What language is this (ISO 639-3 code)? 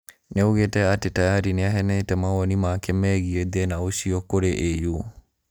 kik